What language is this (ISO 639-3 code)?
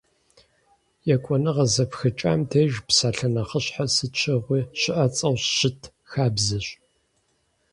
kbd